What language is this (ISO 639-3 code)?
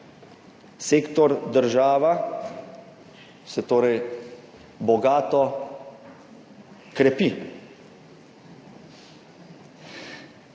slv